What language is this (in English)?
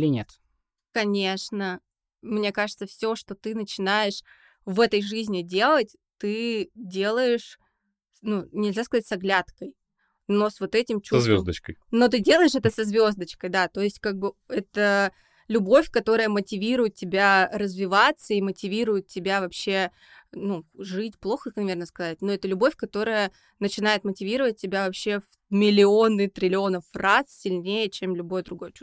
Russian